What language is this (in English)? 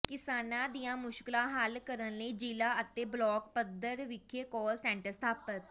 Punjabi